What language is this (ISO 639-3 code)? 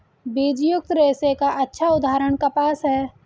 hin